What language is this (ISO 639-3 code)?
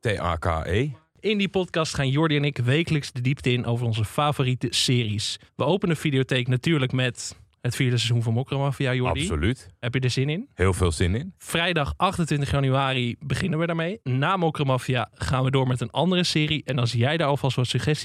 nld